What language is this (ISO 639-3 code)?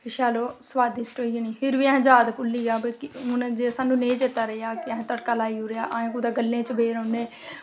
doi